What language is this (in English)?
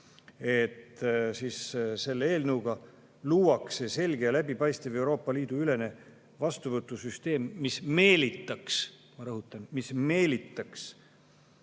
Estonian